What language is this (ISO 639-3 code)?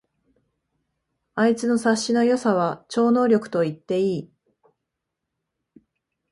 jpn